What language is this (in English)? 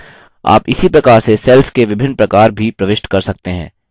Hindi